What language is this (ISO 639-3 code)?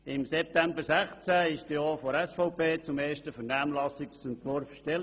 gsw